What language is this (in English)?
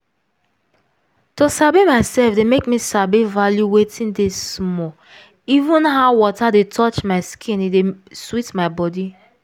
Nigerian Pidgin